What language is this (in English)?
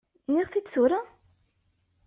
Kabyle